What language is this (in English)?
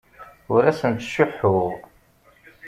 Kabyle